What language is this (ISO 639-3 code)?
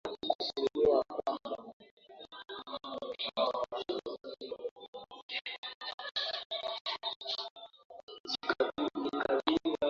swa